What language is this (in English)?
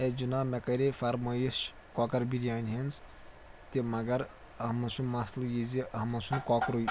Kashmiri